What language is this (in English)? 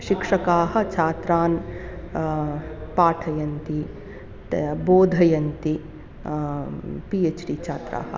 Sanskrit